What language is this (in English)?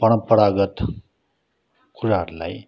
Nepali